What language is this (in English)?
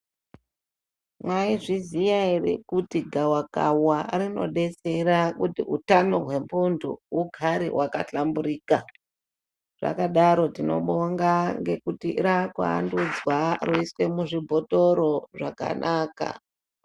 Ndau